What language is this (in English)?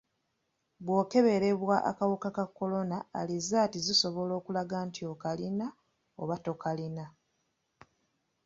Ganda